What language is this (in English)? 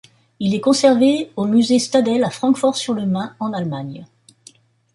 French